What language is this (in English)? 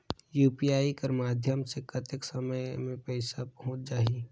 Chhattisgarhi